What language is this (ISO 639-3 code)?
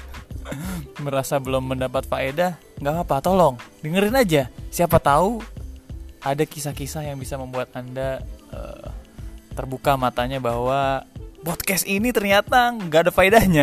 ind